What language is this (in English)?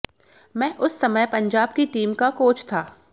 Hindi